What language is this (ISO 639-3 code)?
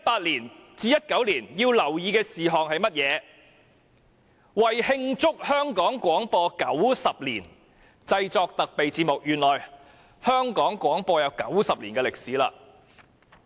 yue